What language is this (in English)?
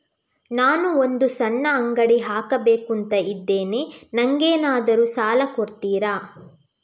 Kannada